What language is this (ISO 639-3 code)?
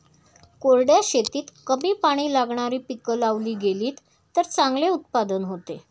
mar